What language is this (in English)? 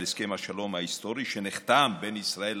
Hebrew